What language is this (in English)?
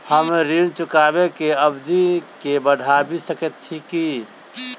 Maithili